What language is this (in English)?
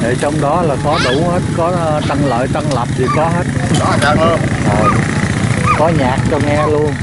Vietnamese